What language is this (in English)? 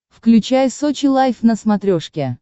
Russian